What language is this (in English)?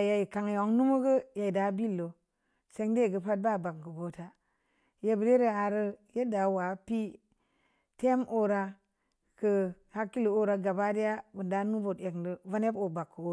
Samba Leko